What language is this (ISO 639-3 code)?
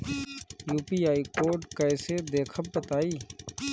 bho